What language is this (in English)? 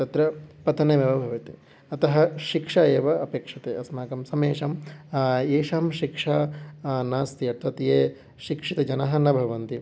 Sanskrit